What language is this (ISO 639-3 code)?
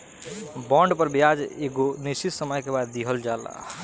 bho